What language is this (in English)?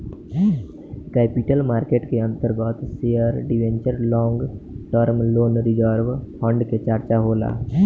Bhojpuri